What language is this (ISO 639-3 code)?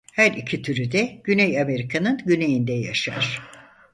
tur